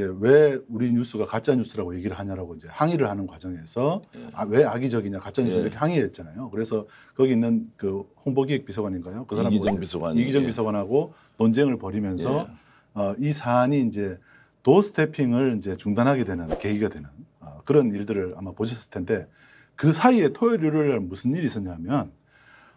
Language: Korean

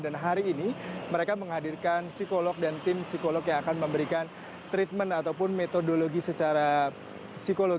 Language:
Indonesian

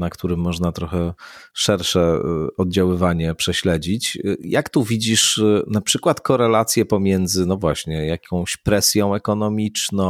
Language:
Polish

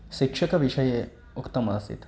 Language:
Sanskrit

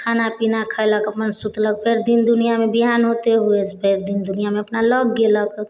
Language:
Maithili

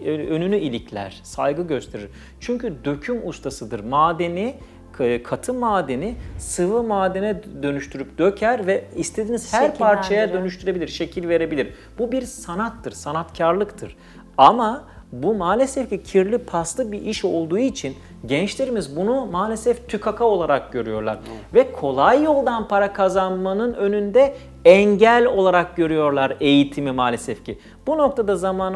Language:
Turkish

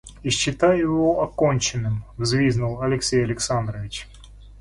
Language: Russian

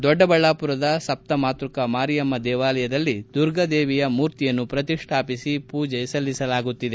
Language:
Kannada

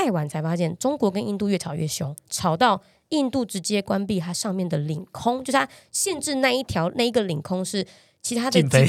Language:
Chinese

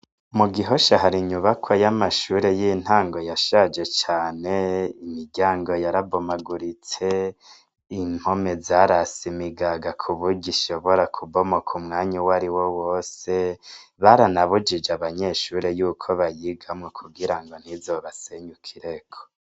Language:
Rundi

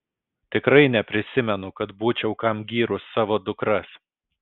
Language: Lithuanian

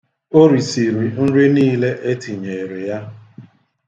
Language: Igbo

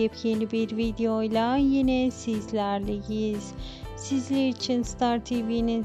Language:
Turkish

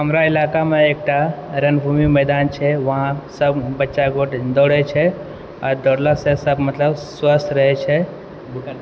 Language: Maithili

